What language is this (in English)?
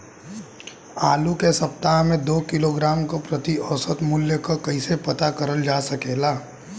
Bhojpuri